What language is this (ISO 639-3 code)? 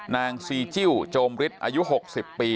tha